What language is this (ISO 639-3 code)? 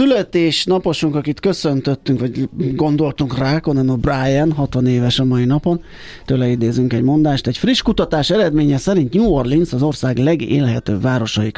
hun